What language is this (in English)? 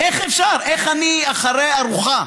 Hebrew